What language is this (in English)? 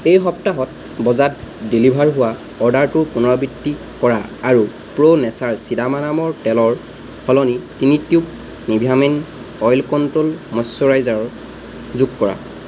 Assamese